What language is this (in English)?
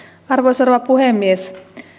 Finnish